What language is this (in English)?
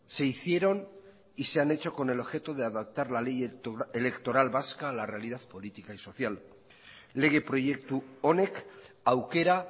Spanish